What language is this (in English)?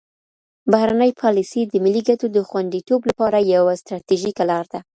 Pashto